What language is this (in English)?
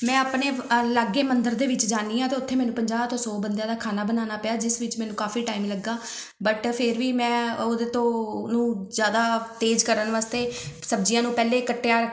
Punjabi